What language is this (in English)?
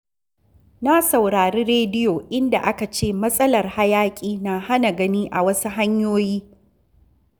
Hausa